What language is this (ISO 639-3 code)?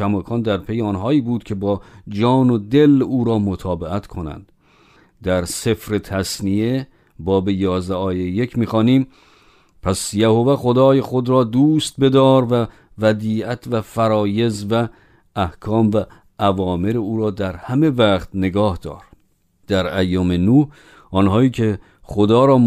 fas